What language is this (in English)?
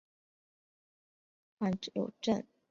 Chinese